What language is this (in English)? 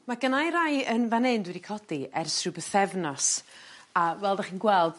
Welsh